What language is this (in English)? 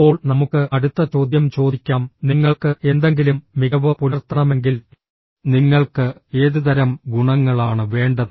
Malayalam